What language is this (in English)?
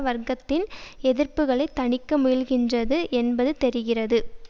Tamil